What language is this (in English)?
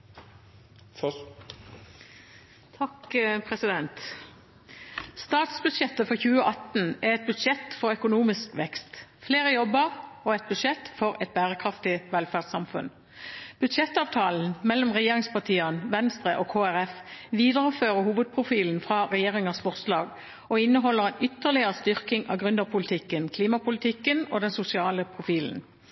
Norwegian Bokmål